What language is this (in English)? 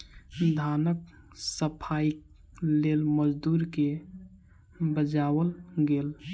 Maithili